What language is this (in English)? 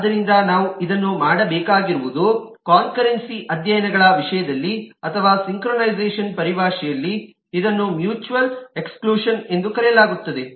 Kannada